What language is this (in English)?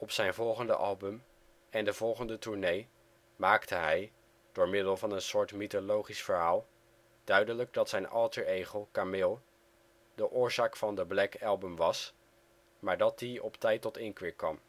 Dutch